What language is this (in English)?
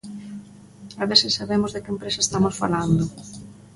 Galician